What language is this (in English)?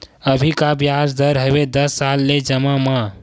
Chhattisgarhi